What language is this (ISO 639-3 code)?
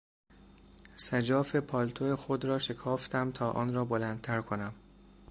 fas